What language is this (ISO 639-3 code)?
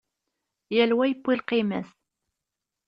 kab